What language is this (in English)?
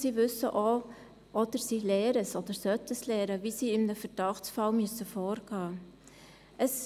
Swiss German